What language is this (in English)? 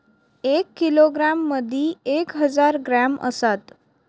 Marathi